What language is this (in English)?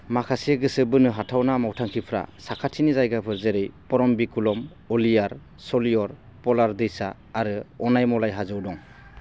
Bodo